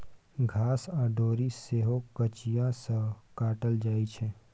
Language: Maithili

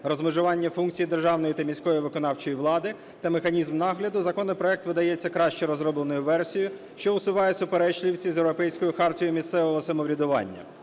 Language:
Ukrainian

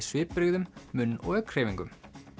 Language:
Icelandic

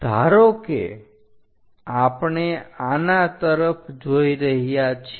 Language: Gujarati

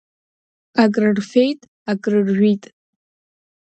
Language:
Abkhazian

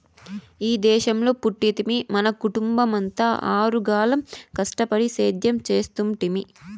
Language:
Telugu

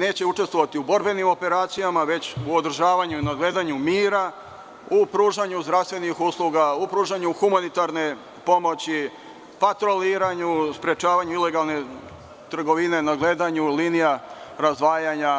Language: Serbian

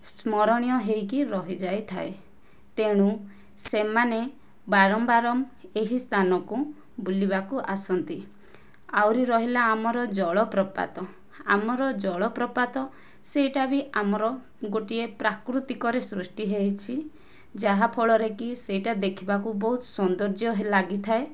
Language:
Odia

